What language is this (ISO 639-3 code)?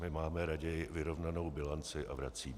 ces